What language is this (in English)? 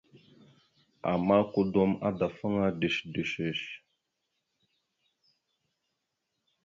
Mada (Cameroon)